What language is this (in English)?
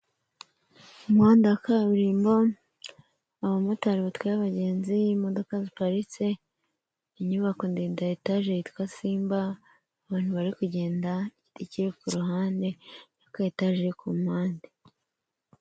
Kinyarwanda